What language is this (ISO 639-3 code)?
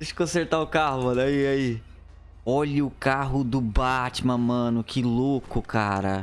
por